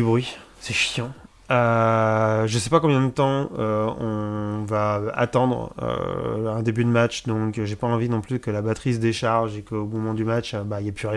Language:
French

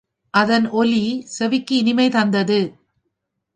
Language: Tamil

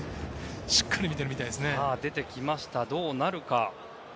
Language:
Japanese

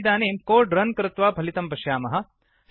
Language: Sanskrit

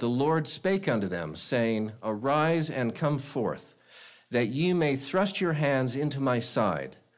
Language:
English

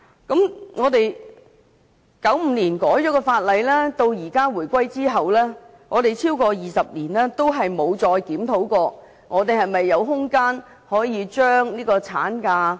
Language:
Cantonese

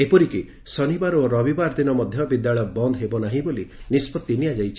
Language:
Odia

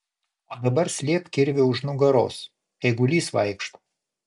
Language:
Lithuanian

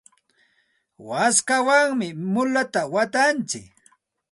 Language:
Santa Ana de Tusi Pasco Quechua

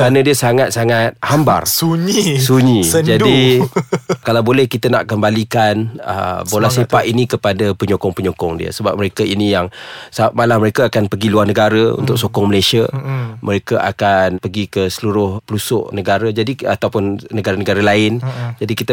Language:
Malay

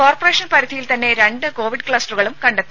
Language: Malayalam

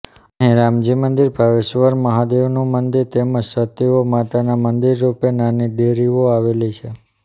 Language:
Gujarati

